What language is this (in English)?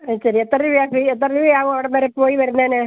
Malayalam